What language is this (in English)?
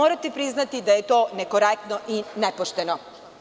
Serbian